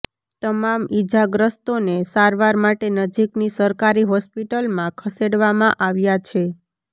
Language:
Gujarati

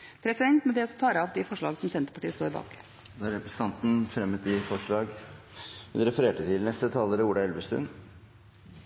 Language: Norwegian Bokmål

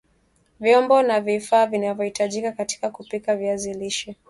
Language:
Swahili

